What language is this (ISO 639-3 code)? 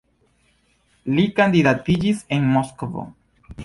epo